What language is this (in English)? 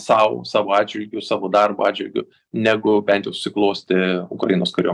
Lithuanian